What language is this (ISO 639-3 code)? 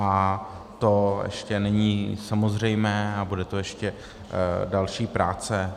ces